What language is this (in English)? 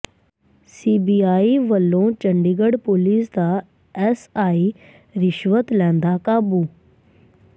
Punjabi